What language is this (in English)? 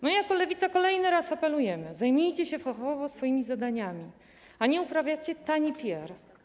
Polish